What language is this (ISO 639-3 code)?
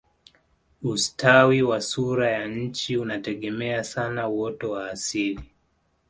swa